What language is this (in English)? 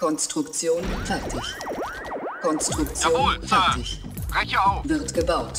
German